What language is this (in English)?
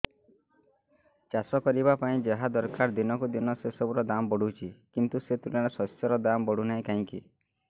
Odia